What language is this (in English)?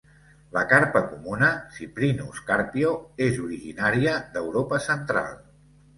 Catalan